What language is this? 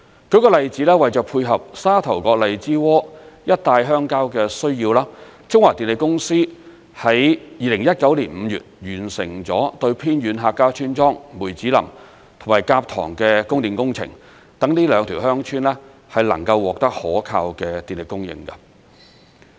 Cantonese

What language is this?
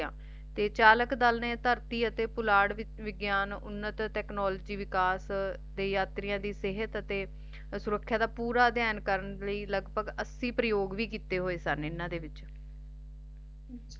Punjabi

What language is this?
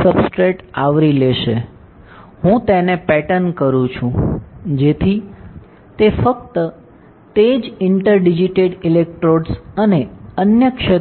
Gujarati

